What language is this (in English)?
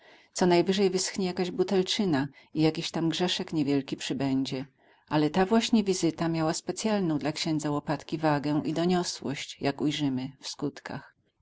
Polish